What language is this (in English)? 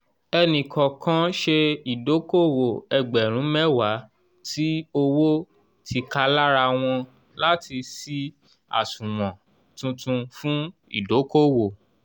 Yoruba